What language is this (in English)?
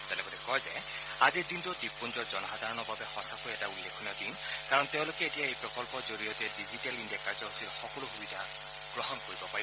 Assamese